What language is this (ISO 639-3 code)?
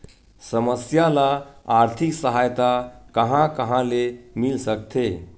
hne